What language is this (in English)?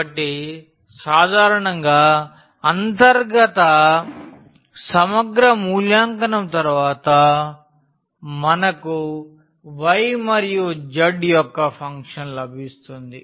Telugu